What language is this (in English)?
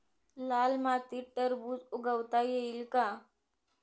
Marathi